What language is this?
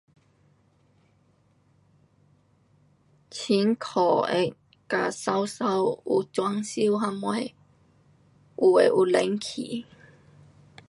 Pu-Xian Chinese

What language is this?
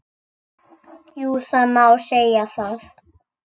Icelandic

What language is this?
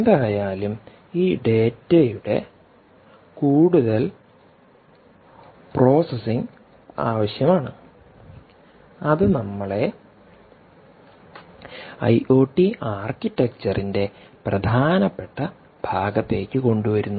Malayalam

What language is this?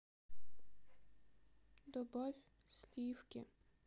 Russian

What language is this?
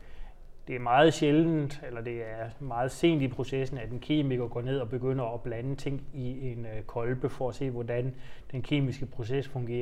Danish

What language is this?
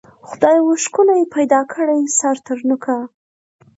Pashto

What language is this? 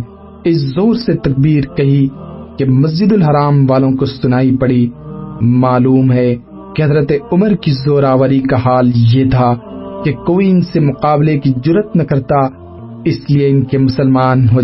Urdu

